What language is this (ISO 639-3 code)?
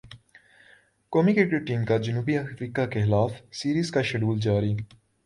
urd